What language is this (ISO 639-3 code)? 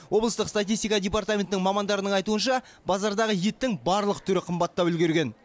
kaz